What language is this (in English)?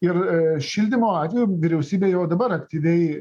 Lithuanian